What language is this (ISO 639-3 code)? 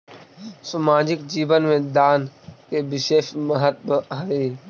mag